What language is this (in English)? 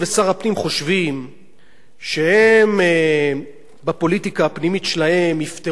Hebrew